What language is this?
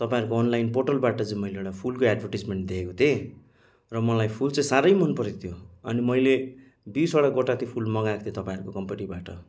Nepali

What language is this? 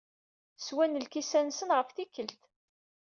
Kabyle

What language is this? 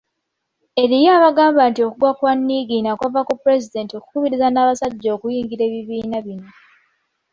Ganda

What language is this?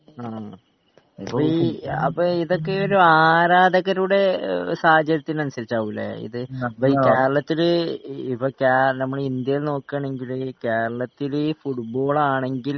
Malayalam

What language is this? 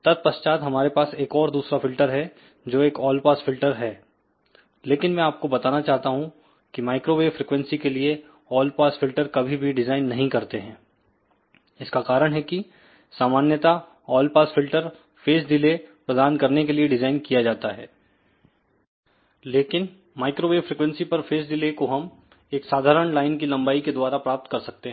Hindi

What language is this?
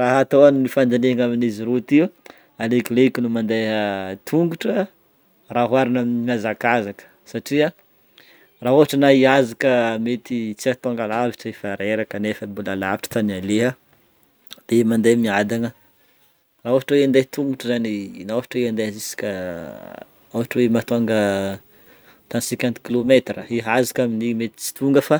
Northern Betsimisaraka Malagasy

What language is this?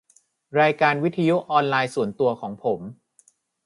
Thai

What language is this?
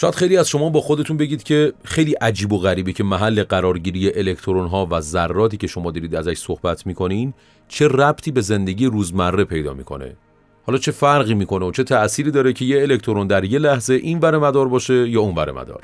Persian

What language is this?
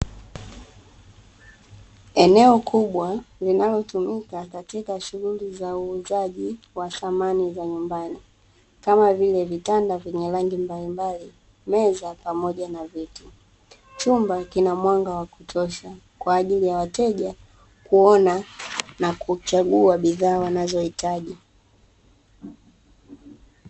Swahili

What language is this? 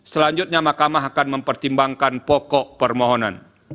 Indonesian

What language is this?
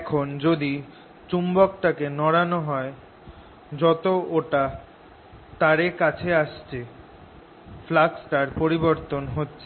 Bangla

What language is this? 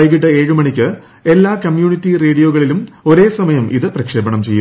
Malayalam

